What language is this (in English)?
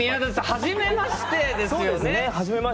Japanese